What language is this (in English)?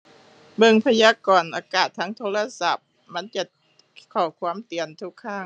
Thai